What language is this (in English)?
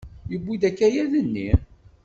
Kabyle